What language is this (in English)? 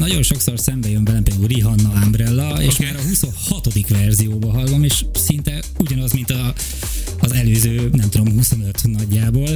Hungarian